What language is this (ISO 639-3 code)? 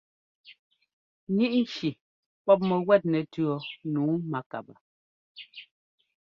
jgo